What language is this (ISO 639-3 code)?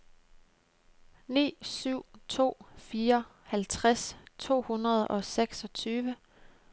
dan